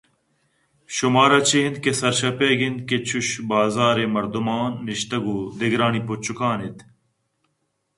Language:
Eastern Balochi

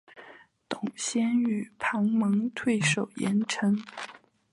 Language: Chinese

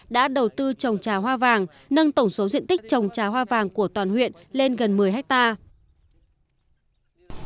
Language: Vietnamese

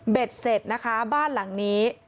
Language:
Thai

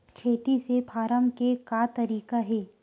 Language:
Chhattisgarhi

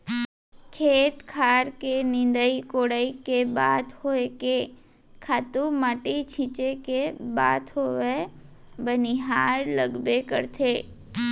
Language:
Chhattisgarhi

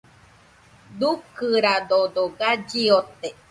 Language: Nüpode Huitoto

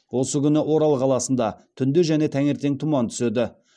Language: Kazakh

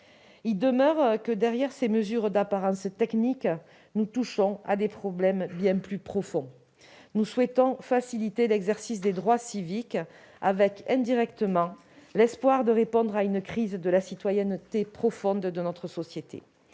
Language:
French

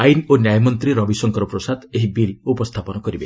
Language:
Odia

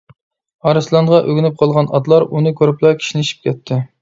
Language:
Uyghur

